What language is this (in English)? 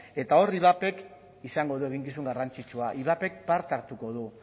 Basque